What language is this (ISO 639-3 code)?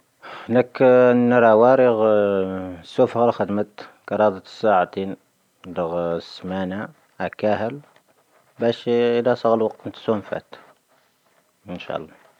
thv